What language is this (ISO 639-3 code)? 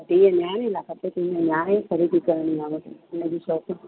snd